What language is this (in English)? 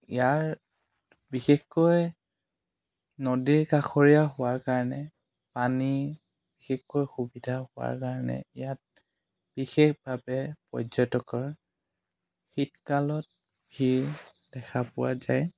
Assamese